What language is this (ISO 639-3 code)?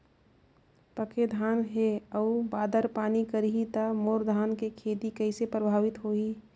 hne